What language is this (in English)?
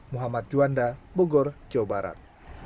Indonesian